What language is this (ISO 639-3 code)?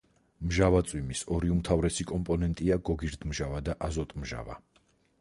kat